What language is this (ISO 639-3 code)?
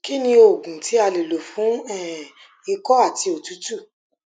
yor